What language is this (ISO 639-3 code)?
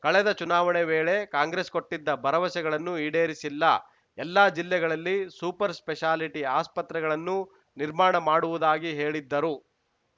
kan